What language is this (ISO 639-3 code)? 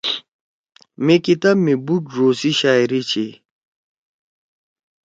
trw